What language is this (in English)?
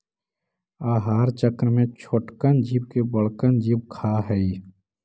Magahi